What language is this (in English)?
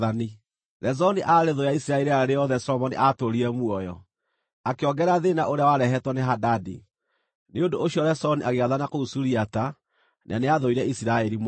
Kikuyu